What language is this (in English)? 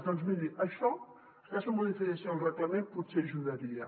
Catalan